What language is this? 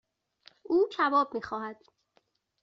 Persian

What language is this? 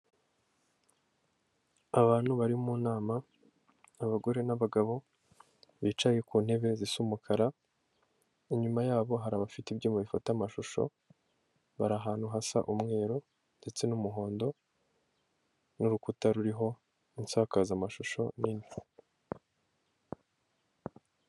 Kinyarwanda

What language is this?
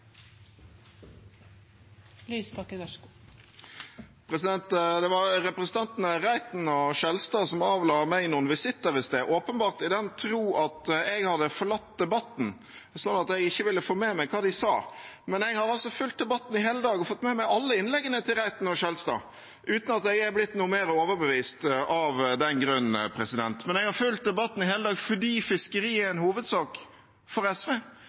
Norwegian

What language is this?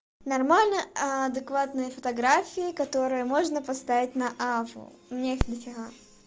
Russian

